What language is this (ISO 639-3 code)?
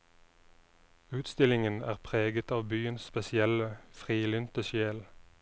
nor